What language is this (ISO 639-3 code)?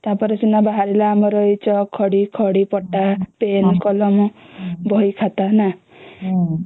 ori